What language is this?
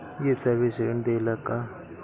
Bhojpuri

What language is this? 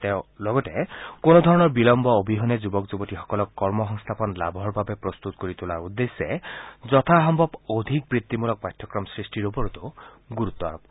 Assamese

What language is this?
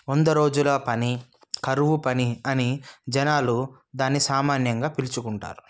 Telugu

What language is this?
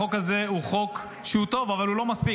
Hebrew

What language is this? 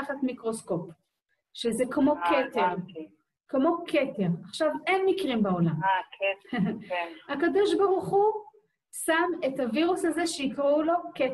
Hebrew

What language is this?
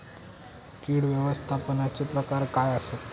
Marathi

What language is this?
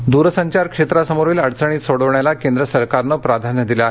Marathi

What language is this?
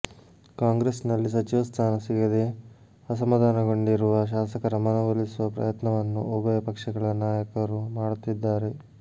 Kannada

